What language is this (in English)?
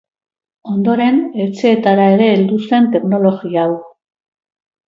Basque